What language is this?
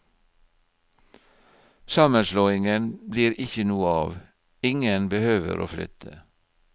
Norwegian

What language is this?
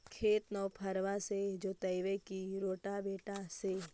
Magahi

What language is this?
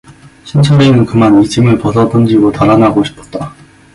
Korean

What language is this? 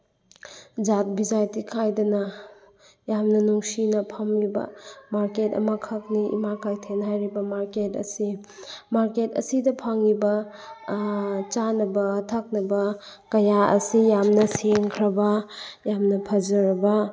Manipuri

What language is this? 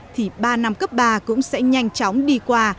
Vietnamese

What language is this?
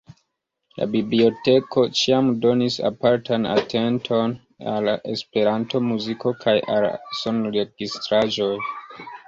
Esperanto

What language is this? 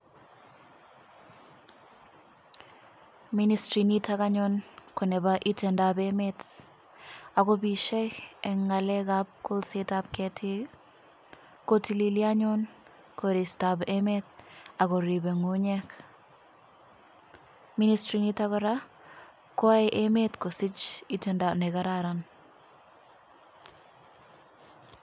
Kalenjin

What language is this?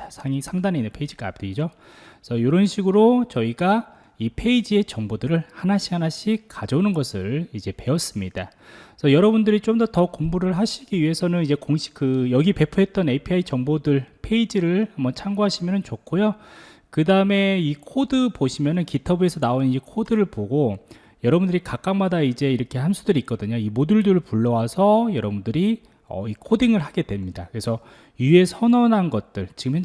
Korean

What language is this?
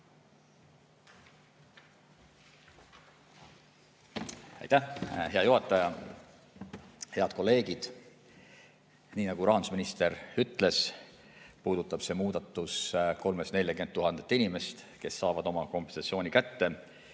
Estonian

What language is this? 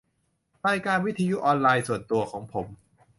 Thai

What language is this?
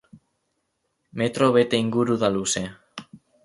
Basque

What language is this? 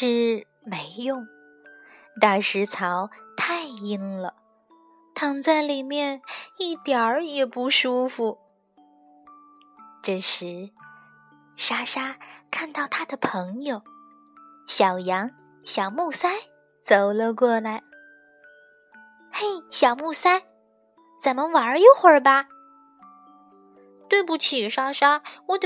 Chinese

